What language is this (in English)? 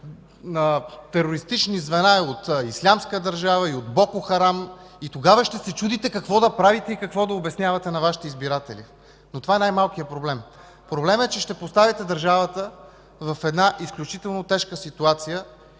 Bulgarian